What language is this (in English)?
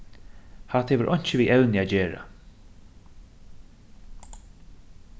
Faroese